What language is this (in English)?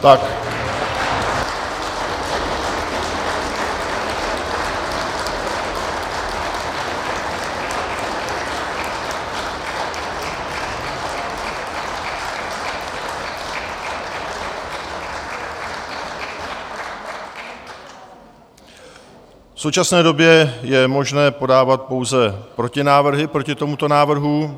Czech